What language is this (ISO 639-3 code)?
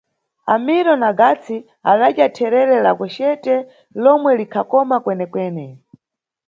nyu